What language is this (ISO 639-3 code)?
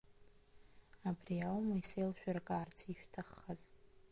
abk